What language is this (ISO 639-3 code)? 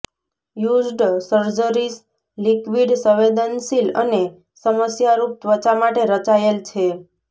guj